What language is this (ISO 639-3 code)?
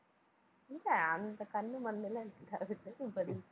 tam